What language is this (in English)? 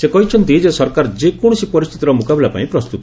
Odia